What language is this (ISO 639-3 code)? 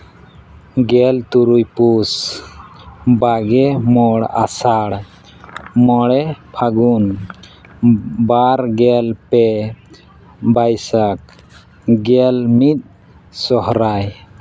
sat